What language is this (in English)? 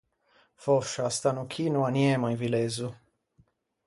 Ligurian